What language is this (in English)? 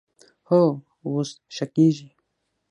Pashto